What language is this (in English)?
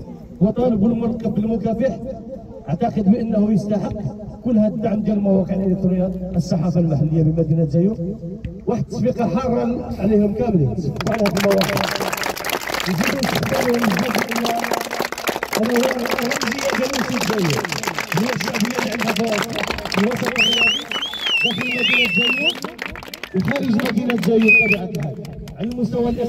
Arabic